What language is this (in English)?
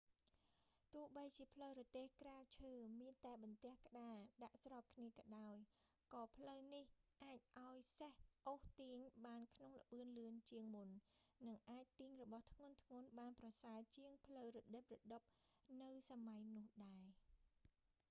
Khmer